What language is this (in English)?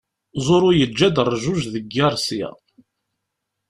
Kabyle